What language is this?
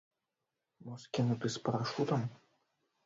Belarusian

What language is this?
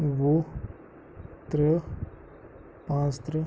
Kashmiri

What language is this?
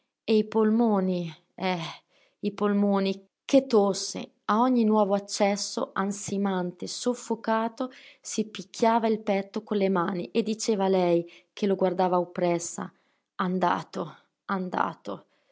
Italian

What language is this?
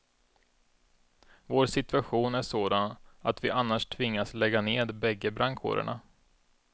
Swedish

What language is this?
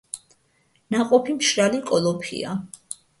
Georgian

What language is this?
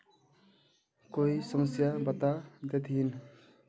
Magahi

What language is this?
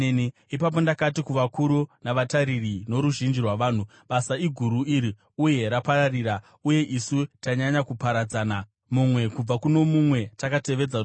Shona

